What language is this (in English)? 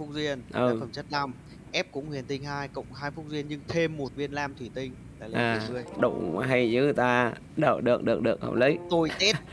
Vietnamese